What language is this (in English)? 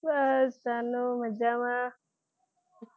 Gujarati